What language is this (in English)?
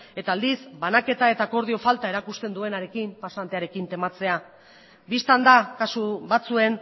Basque